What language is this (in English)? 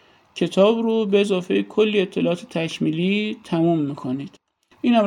Persian